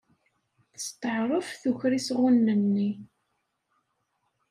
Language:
Kabyle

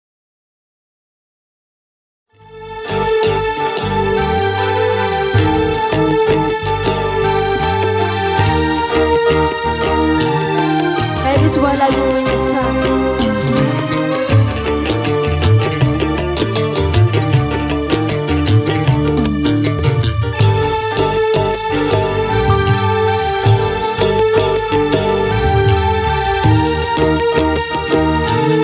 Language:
Indonesian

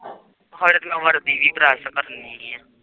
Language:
Punjabi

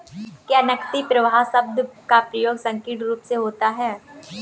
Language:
Hindi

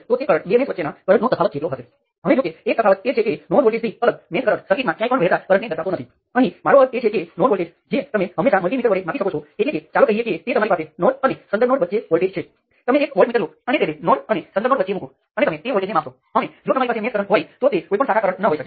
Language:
Gujarati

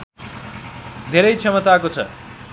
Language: Nepali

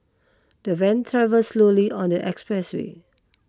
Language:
English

